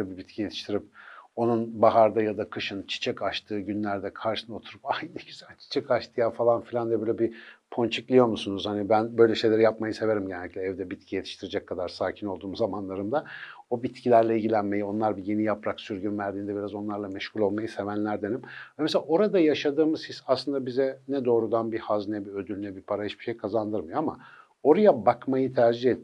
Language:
Turkish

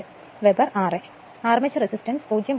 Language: Malayalam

